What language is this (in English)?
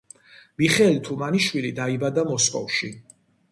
Georgian